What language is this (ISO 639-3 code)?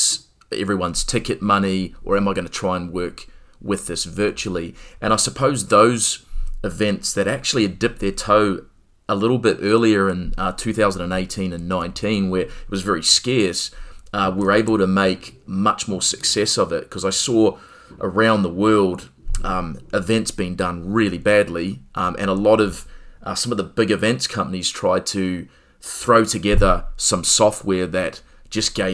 eng